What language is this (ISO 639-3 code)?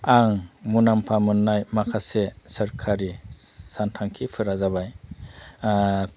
brx